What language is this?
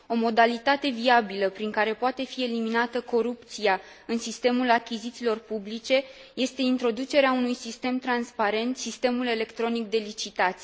Romanian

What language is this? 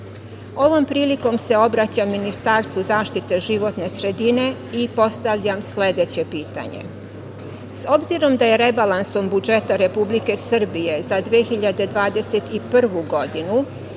Serbian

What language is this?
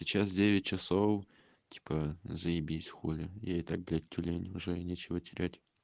Russian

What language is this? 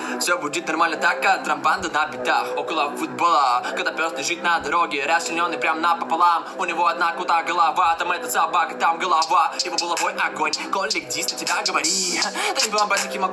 Russian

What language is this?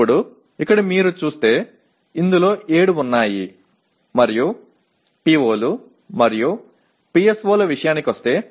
Tamil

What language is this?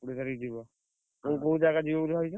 Odia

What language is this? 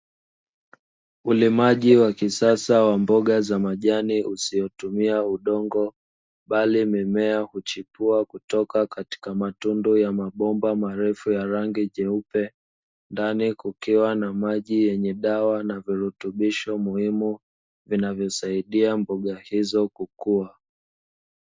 Swahili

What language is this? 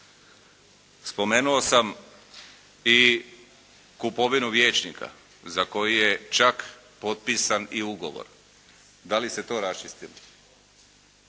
Croatian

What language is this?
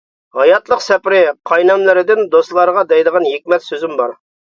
Uyghur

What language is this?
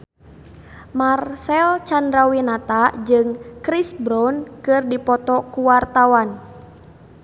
Sundanese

